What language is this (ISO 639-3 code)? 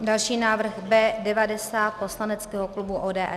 ces